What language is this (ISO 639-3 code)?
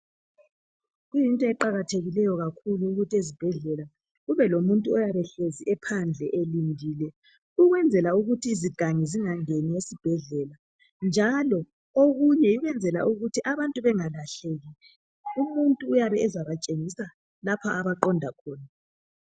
nde